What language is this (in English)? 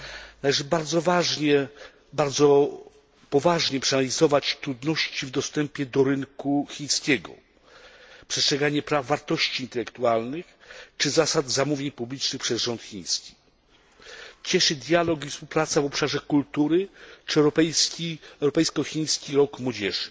Polish